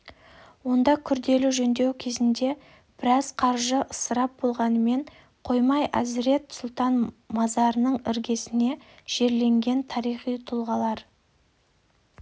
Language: Kazakh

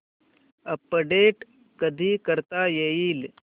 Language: Marathi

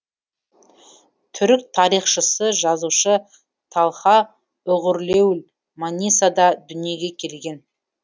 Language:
Kazakh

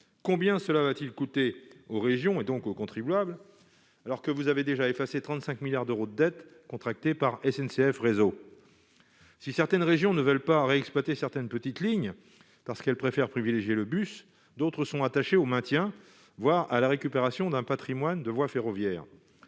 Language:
French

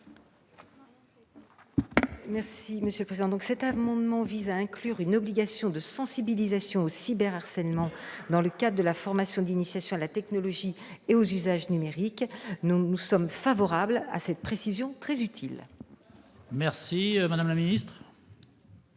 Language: French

